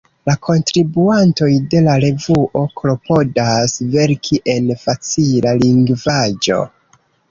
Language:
Esperanto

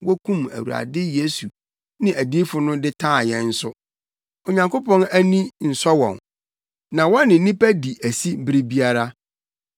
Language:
Akan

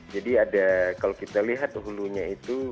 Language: Indonesian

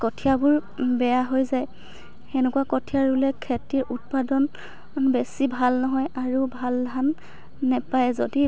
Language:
Assamese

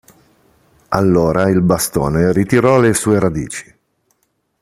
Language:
Italian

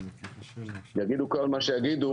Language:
Hebrew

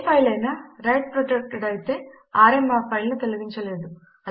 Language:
Telugu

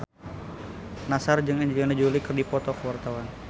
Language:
Sundanese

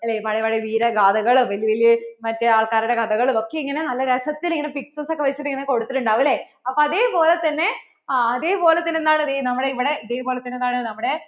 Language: Malayalam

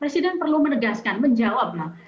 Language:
Indonesian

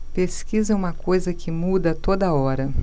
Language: Portuguese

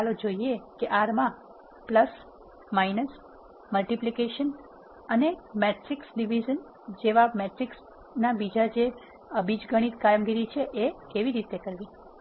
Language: Gujarati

